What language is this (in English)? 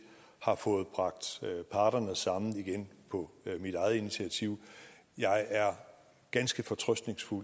Danish